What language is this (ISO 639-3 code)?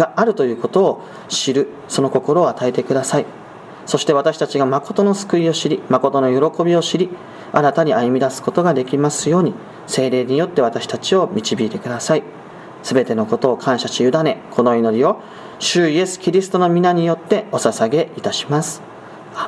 jpn